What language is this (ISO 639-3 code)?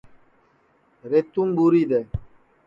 ssi